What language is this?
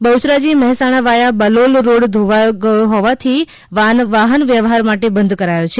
Gujarati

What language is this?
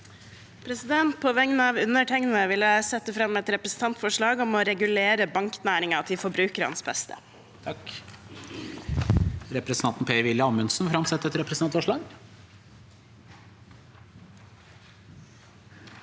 Norwegian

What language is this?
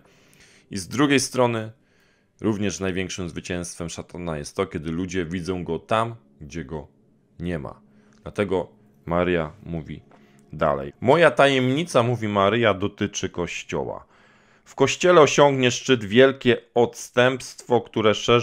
Polish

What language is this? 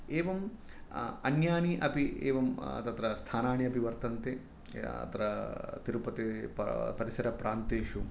Sanskrit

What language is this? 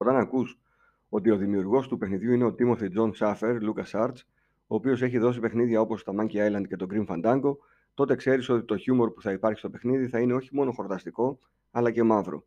Greek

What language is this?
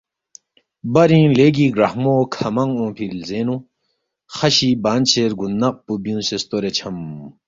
Balti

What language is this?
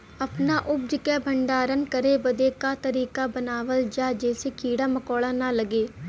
Bhojpuri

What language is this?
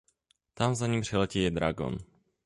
Czech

